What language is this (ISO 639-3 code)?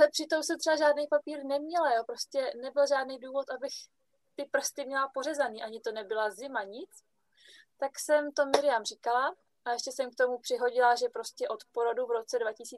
ces